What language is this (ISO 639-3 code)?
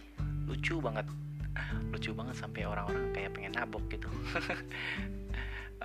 ind